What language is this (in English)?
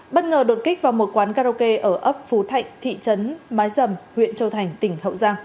Vietnamese